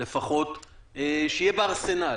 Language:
Hebrew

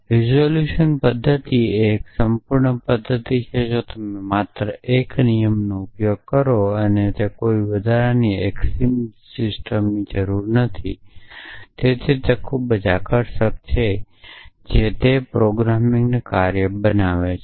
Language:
Gujarati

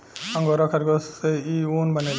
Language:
Bhojpuri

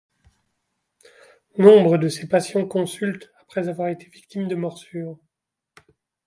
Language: French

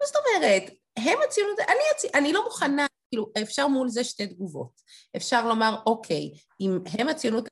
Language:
Hebrew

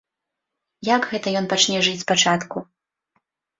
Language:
Belarusian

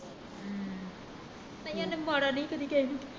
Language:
Punjabi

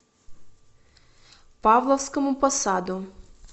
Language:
Russian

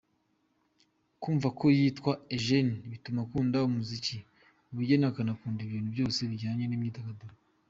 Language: Kinyarwanda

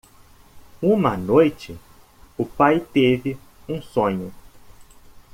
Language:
Portuguese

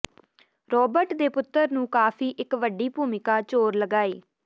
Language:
Punjabi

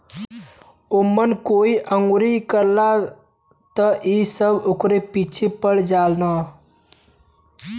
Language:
Bhojpuri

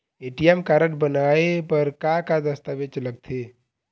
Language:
Chhattisgarhi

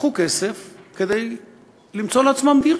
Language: Hebrew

